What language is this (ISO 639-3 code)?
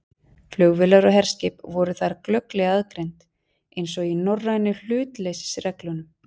isl